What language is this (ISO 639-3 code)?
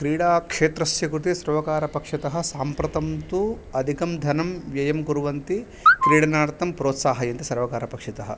san